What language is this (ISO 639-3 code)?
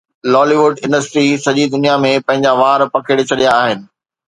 snd